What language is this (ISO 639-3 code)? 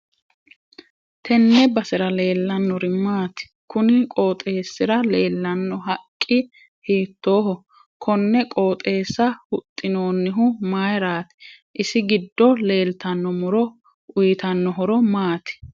sid